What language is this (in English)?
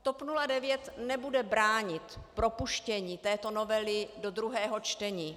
Czech